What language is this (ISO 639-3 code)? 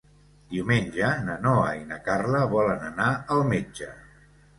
cat